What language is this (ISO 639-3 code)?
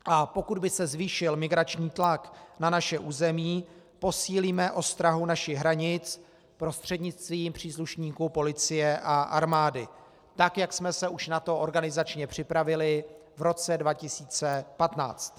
ces